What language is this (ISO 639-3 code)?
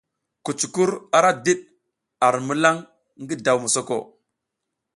giz